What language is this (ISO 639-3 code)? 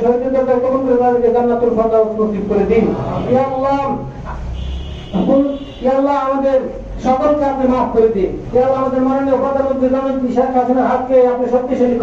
ind